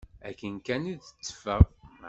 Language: Kabyle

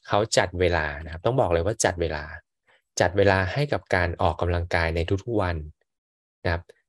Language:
Thai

